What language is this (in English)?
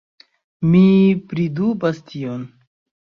Esperanto